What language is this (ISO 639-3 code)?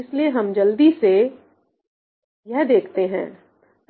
hin